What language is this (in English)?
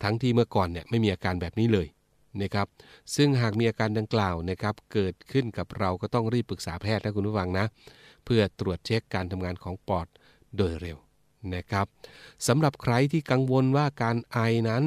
Thai